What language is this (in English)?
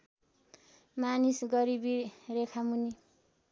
Nepali